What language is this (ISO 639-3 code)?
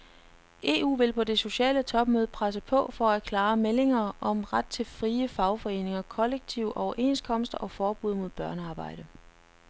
dan